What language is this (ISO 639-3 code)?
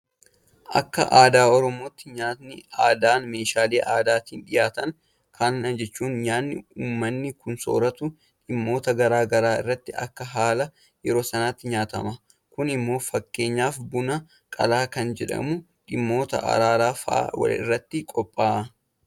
orm